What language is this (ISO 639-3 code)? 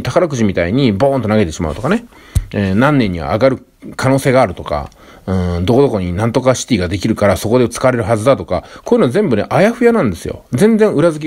jpn